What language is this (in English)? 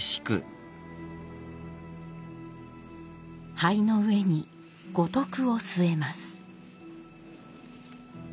Japanese